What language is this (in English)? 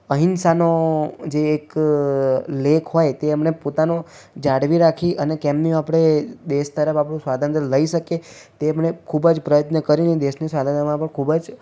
Gujarati